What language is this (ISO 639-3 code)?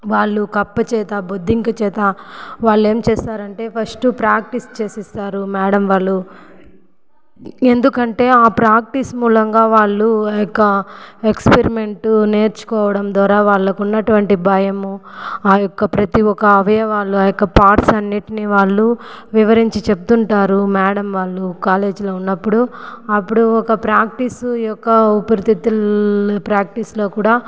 tel